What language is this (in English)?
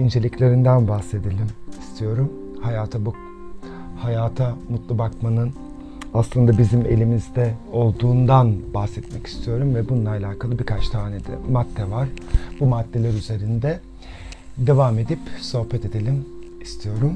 Turkish